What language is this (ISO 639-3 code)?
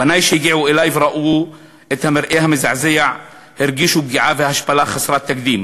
heb